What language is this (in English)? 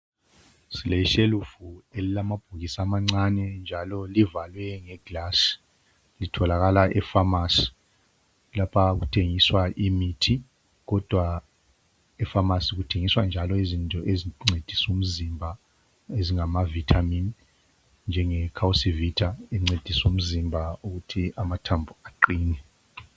North Ndebele